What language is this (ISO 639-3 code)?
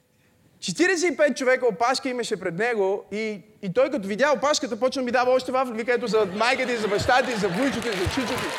bul